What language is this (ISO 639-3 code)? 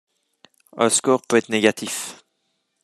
fra